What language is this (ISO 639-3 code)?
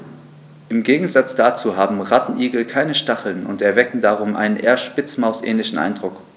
deu